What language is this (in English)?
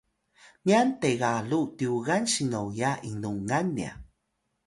Atayal